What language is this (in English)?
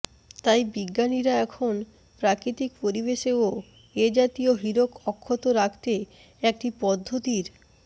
Bangla